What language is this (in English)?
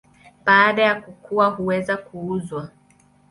Swahili